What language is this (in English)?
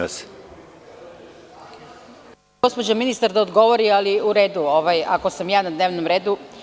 Serbian